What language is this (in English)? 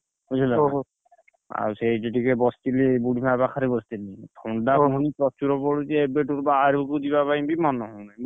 Odia